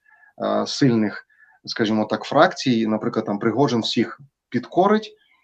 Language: Ukrainian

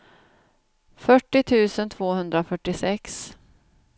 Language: Swedish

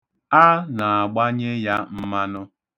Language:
Igbo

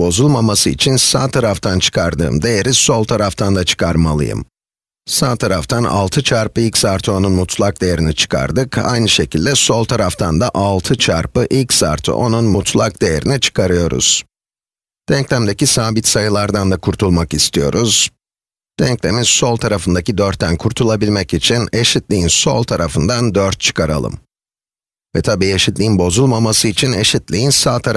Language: Turkish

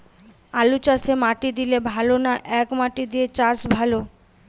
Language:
Bangla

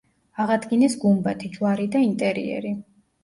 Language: Georgian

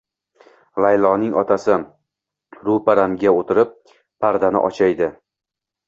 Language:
Uzbek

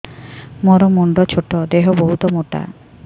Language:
Odia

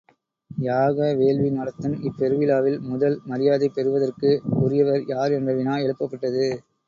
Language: Tamil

